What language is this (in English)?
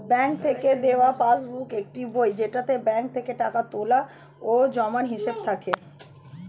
Bangla